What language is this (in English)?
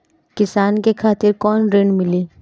Bhojpuri